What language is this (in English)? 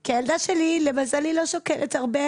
Hebrew